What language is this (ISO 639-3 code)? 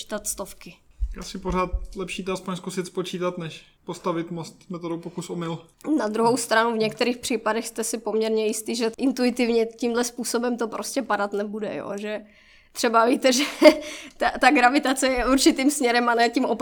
ces